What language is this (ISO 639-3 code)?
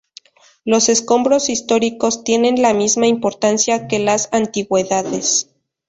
spa